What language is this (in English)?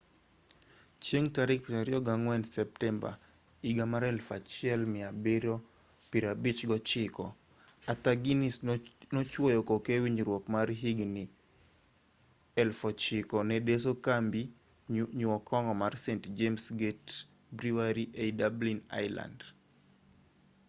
Luo (Kenya and Tanzania)